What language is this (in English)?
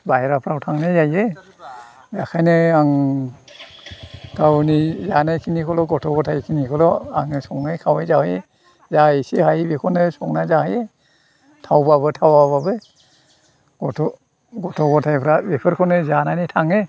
Bodo